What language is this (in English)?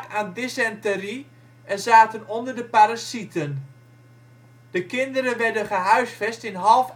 Dutch